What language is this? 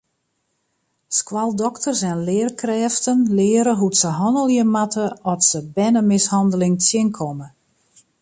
Western Frisian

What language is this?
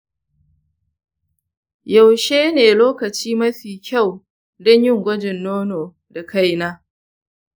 Hausa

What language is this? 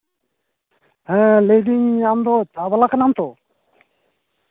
Santali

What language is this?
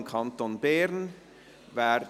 Swiss German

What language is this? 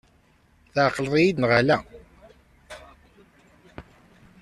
Kabyle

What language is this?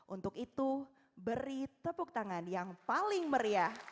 Indonesian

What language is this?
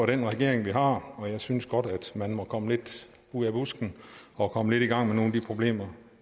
Danish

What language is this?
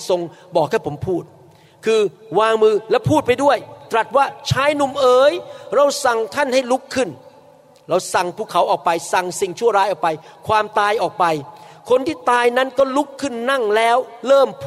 Thai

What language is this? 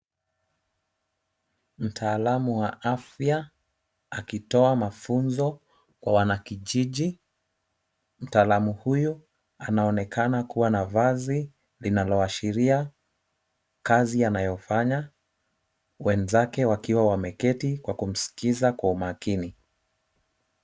Swahili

